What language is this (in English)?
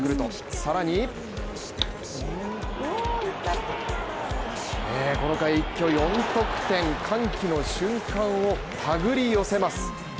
Japanese